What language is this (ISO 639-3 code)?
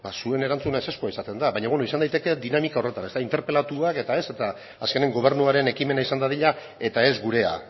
eus